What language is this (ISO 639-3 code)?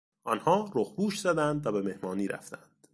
fas